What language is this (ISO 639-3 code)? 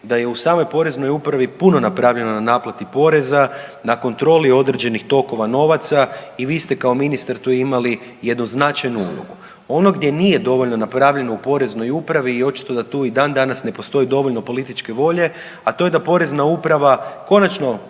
hrv